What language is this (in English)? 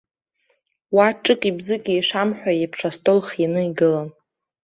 Abkhazian